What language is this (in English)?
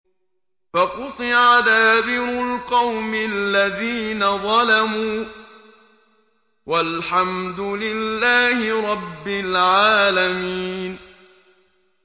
Arabic